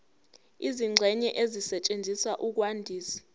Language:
Zulu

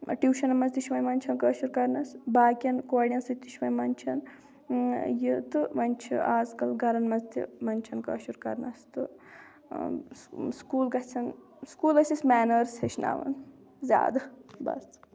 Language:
Kashmiri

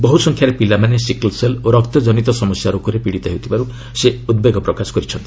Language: Odia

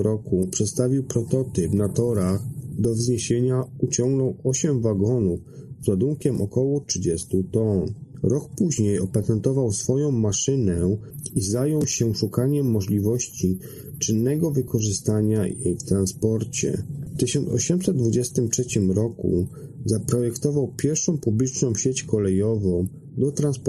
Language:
Polish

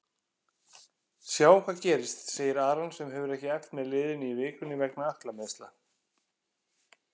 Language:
Icelandic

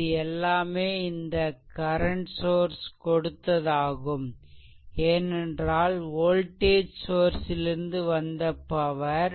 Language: Tamil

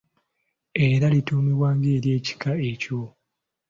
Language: Ganda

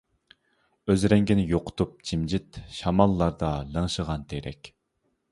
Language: Uyghur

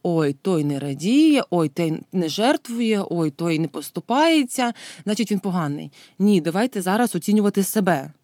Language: Ukrainian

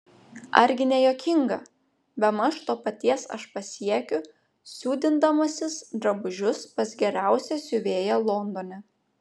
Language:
Lithuanian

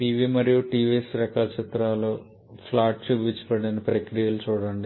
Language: Telugu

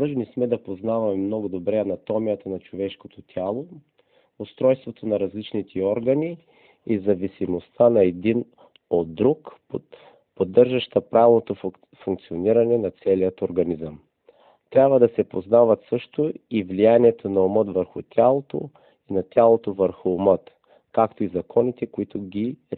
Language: Bulgarian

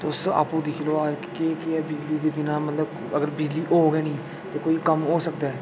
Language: Dogri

